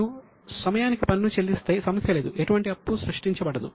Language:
Telugu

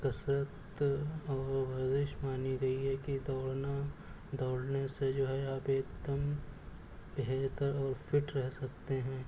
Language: Urdu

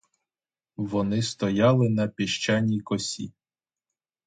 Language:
Ukrainian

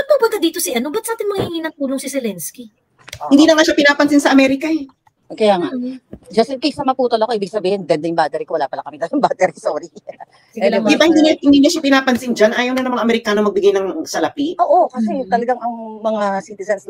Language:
Filipino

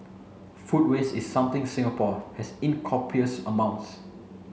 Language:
English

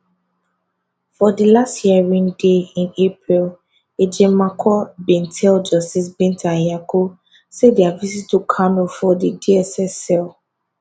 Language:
Nigerian Pidgin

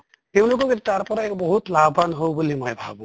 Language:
Assamese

